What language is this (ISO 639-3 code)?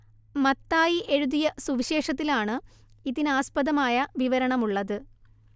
mal